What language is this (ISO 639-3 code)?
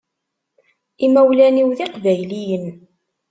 kab